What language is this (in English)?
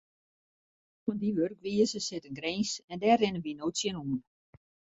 Western Frisian